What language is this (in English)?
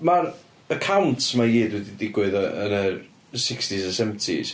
Welsh